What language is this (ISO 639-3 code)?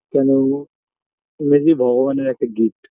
ben